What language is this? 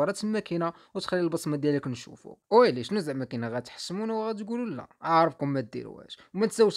Arabic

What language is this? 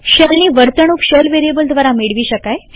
Gujarati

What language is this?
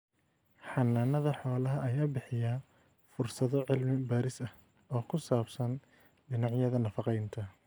Somali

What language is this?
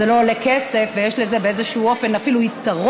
Hebrew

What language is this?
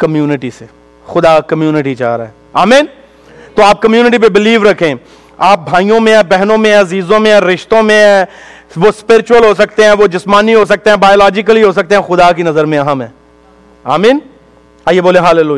Urdu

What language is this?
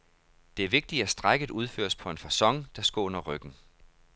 Danish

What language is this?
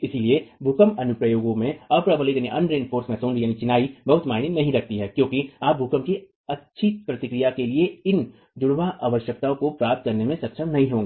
Hindi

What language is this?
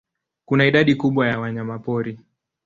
Swahili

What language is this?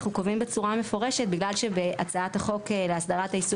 Hebrew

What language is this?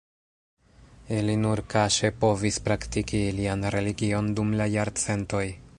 Esperanto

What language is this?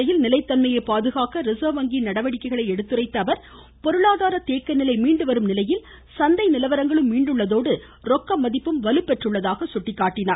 Tamil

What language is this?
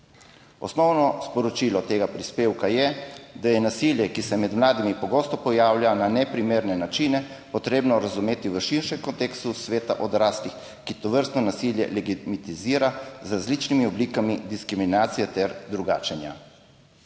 Slovenian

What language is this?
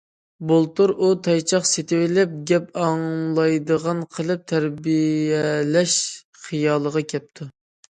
Uyghur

